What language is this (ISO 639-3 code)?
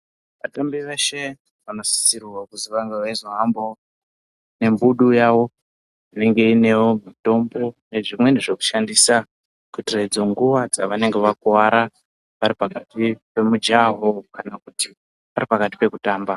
ndc